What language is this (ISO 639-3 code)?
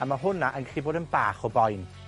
cym